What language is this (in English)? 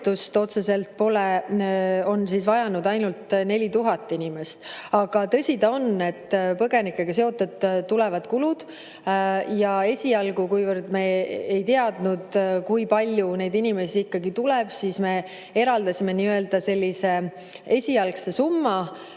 Estonian